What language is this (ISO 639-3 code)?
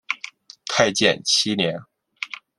zho